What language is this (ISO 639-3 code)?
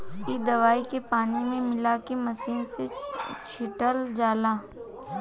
bho